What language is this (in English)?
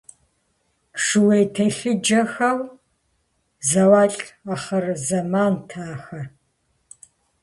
Kabardian